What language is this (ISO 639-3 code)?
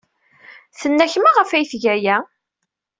kab